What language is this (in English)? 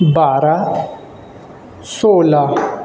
Urdu